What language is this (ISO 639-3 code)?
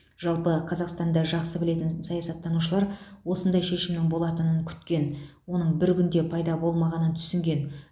kaz